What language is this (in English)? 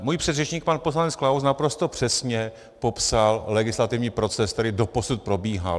Czech